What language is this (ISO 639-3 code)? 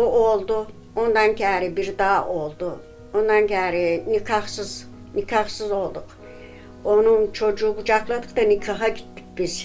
tur